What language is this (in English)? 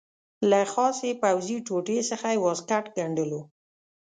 Pashto